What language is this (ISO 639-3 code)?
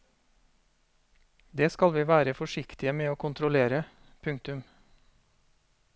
nor